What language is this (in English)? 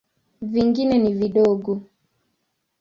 Swahili